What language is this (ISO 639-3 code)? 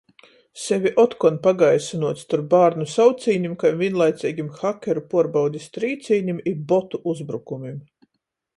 ltg